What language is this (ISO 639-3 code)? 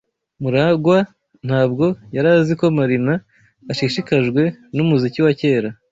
kin